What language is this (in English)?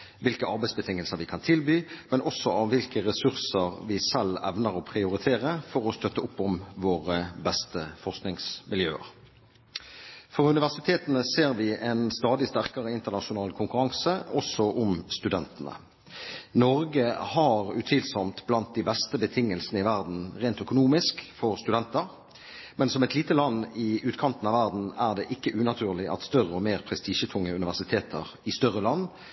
Norwegian Bokmål